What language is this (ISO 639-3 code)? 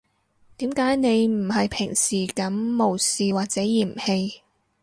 yue